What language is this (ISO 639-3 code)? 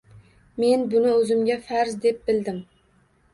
uzb